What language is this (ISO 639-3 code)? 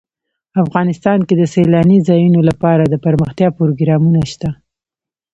pus